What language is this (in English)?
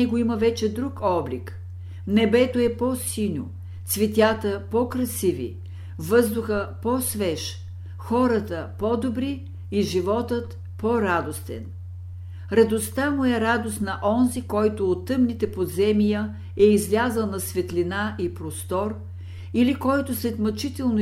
Bulgarian